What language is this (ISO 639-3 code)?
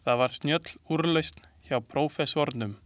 isl